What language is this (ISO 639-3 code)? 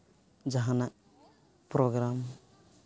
sat